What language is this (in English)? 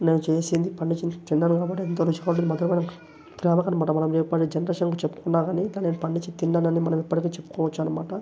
Telugu